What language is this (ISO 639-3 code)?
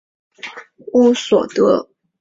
zho